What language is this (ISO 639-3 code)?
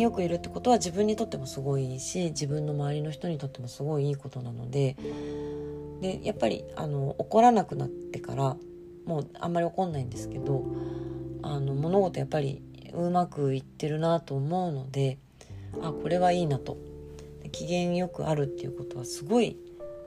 jpn